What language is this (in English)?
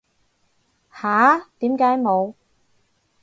Cantonese